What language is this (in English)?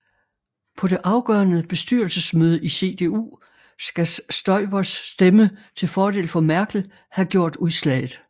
Danish